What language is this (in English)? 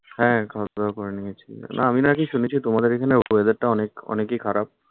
Bangla